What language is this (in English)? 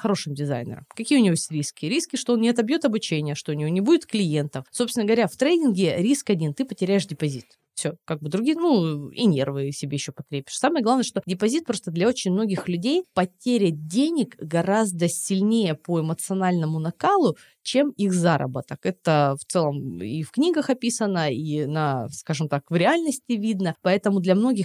Russian